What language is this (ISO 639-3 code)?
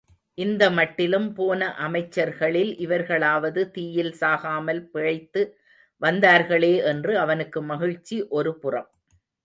tam